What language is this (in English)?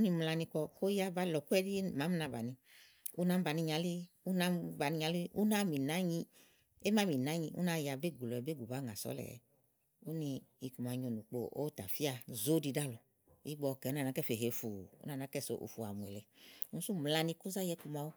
Igo